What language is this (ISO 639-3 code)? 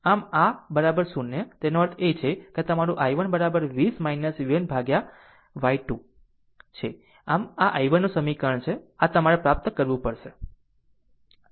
guj